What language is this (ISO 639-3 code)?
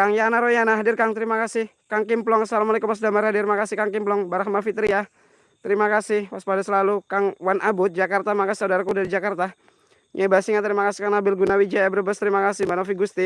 ind